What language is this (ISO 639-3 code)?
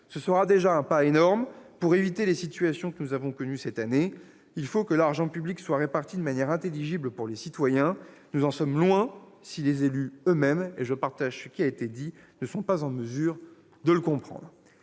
fra